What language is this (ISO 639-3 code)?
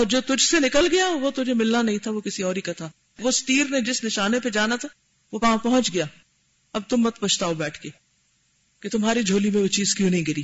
urd